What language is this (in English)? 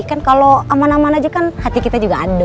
Indonesian